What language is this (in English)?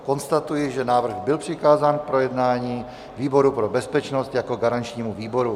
Czech